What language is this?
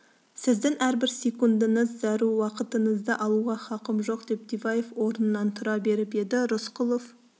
Kazakh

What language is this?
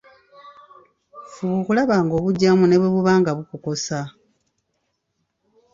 Ganda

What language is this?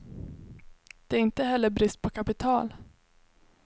Swedish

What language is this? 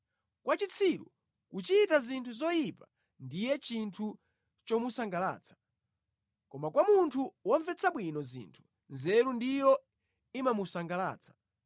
Nyanja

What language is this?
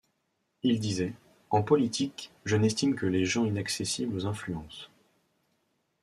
French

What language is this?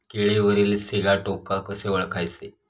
Marathi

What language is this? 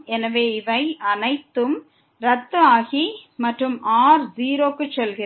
Tamil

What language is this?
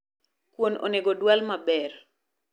Luo (Kenya and Tanzania)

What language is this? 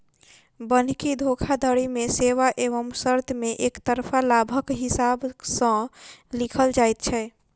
Maithili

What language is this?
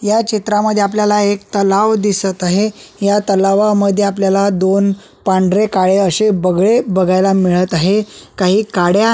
Marathi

